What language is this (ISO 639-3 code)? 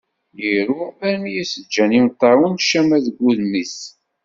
kab